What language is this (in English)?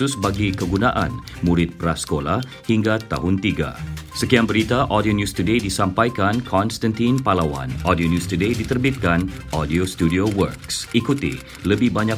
Malay